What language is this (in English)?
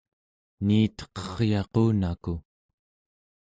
Central Yupik